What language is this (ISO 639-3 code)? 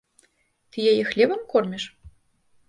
bel